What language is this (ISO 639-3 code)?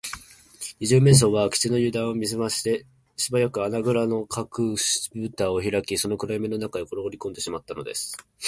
jpn